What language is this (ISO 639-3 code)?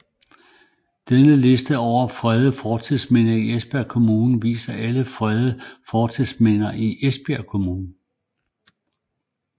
dan